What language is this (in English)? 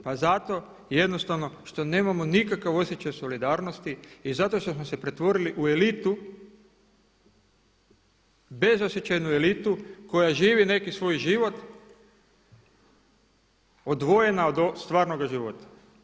Croatian